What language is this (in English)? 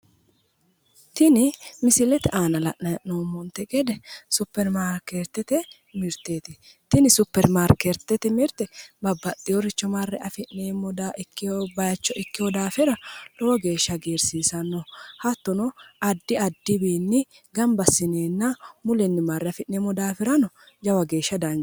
Sidamo